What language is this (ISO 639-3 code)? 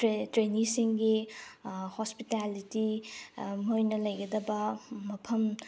mni